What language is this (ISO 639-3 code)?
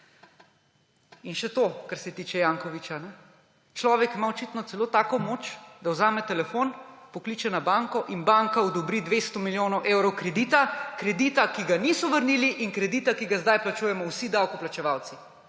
slv